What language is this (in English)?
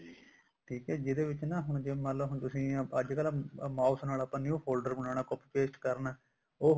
Punjabi